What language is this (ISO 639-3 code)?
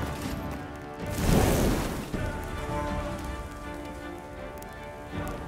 fra